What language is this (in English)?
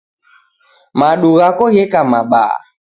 Taita